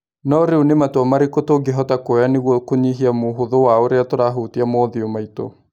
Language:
Kikuyu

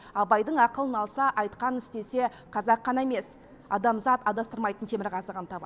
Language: Kazakh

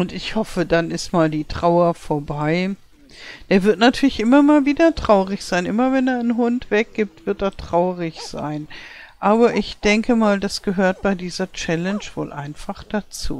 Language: German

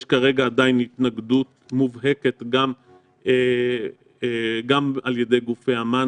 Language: Hebrew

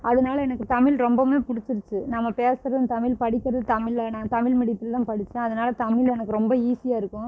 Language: Tamil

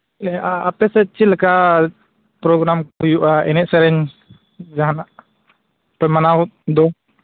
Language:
Santali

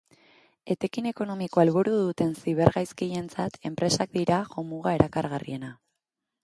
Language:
Basque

